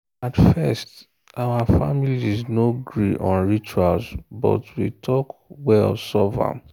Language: Nigerian Pidgin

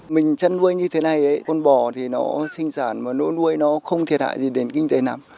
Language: Vietnamese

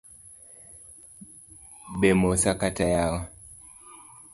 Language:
Luo (Kenya and Tanzania)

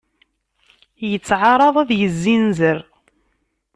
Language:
Kabyle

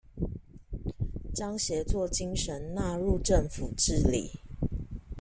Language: Chinese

